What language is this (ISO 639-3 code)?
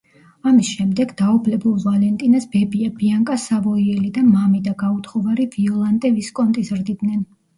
kat